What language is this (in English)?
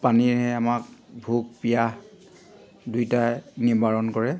Assamese